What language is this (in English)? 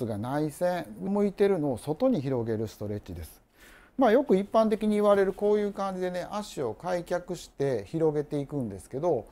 Japanese